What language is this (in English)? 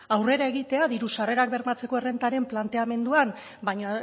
Basque